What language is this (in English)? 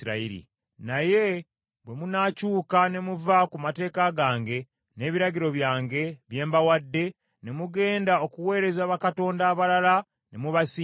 Ganda